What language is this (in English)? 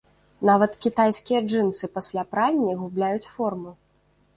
Belarusian